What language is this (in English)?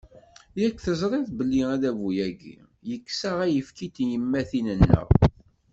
Kabyle